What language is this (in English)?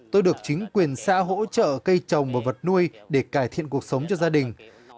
Vietnamese